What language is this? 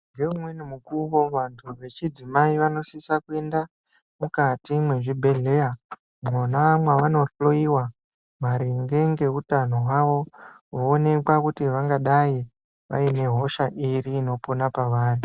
Ndau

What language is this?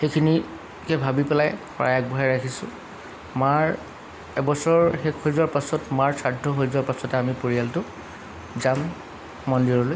Assamese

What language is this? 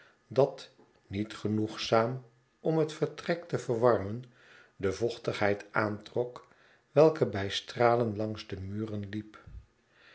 Dutch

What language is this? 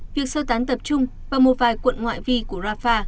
Vietnamese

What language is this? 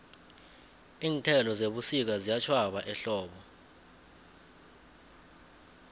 South Ndebele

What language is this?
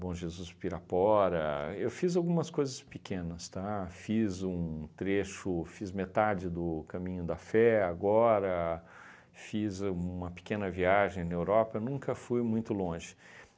Portuguese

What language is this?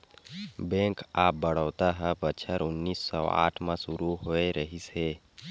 Chhattisgarhi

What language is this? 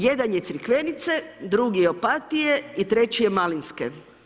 Croatian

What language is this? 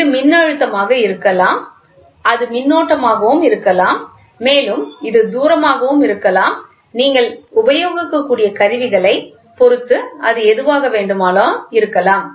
Tamil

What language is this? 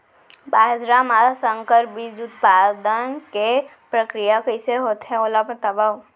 Chhattisgarhi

